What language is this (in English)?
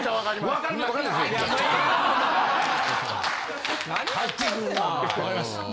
Japanese